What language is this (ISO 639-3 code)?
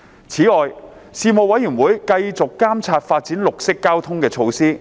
yue